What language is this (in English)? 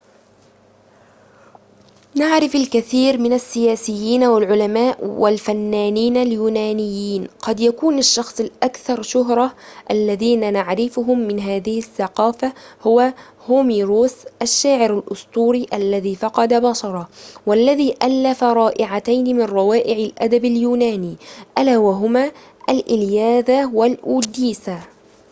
Arabic